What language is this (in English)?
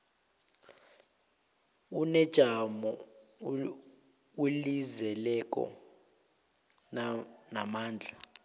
South Ndebele